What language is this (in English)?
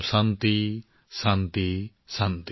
Assamese